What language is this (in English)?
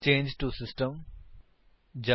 Punjabi